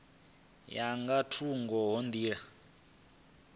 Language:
Venda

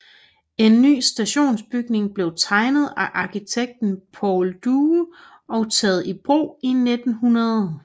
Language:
Danish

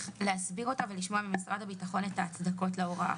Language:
Hebrew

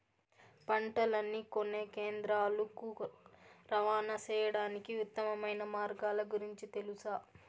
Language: Telugu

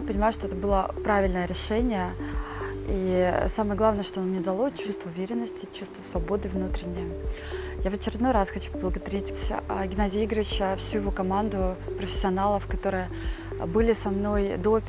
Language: Russian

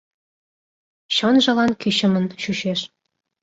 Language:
Mari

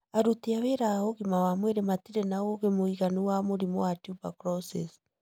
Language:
Kikuyu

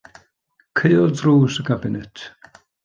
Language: Welsh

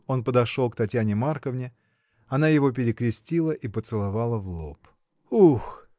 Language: Russian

